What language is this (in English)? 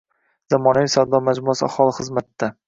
Uzbek